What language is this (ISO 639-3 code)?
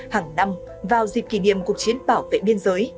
vie